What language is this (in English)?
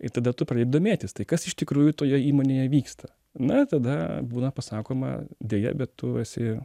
Lithuanian